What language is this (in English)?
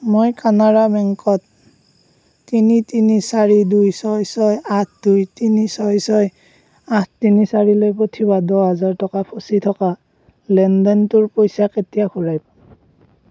Assamese